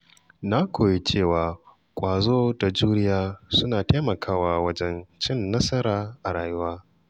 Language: Hausa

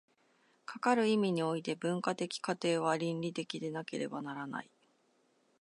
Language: Japanese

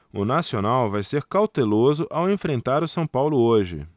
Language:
Portuguese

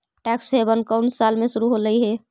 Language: Magahi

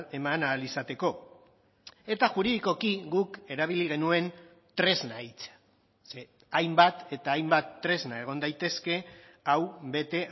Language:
Basque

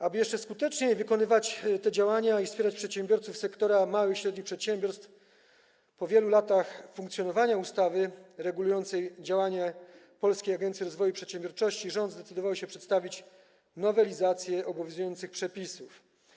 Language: Polish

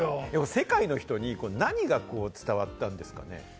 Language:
Japanese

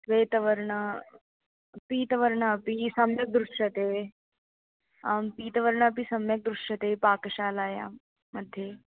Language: Sanskrit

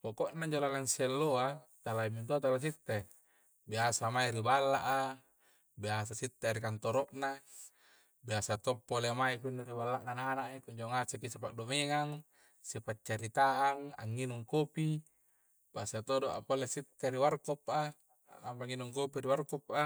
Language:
Coastal Konjo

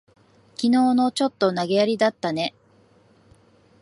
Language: Japanese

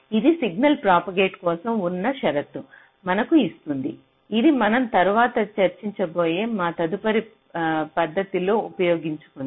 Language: Telugu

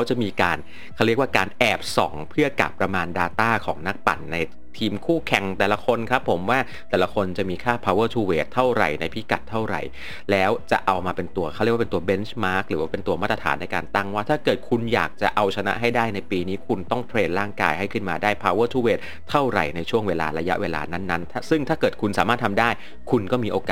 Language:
Thai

